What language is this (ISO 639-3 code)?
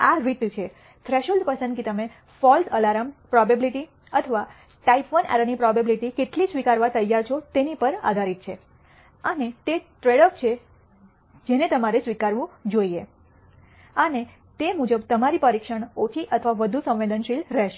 guj